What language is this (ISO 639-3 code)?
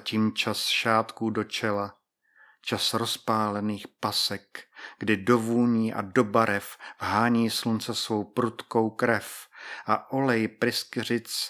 ces